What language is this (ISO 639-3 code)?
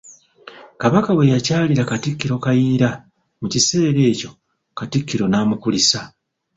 lug